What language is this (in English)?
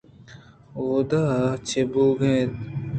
Eastern Balochi